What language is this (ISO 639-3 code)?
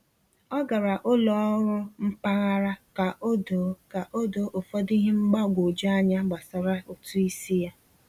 ibo